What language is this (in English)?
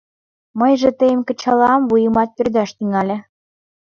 Mari